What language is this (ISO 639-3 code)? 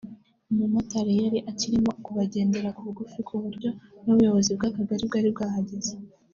kin